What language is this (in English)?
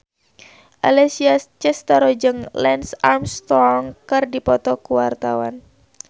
Sundanese